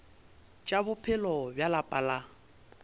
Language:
Northern Sotho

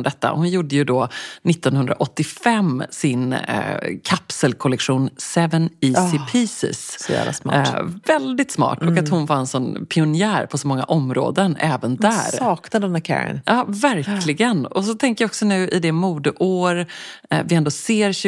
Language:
Swedish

